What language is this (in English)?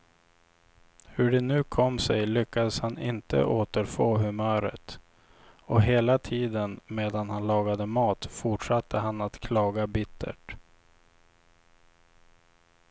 Swedish